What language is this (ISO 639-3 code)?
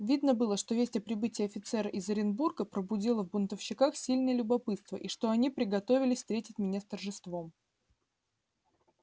rus